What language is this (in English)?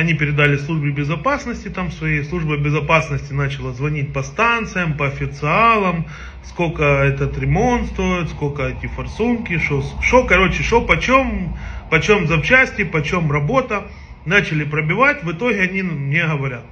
Russian